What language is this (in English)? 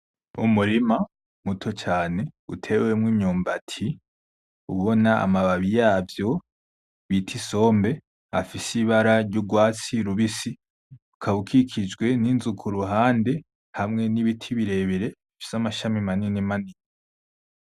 Rundi